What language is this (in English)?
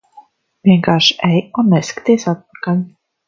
Latvian